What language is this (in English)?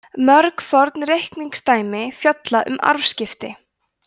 Icelandic